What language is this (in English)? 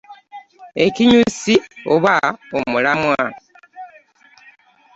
Ganda